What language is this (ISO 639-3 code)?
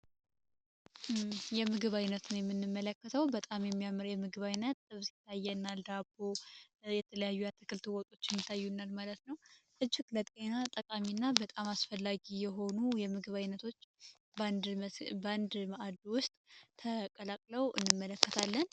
amh